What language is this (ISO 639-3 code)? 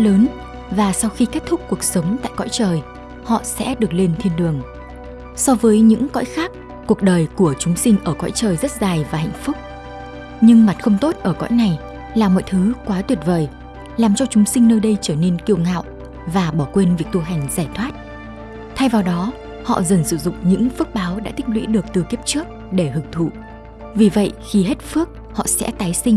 vie